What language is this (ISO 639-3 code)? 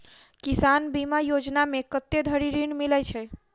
mai